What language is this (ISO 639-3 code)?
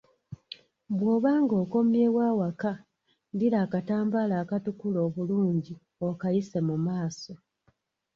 lug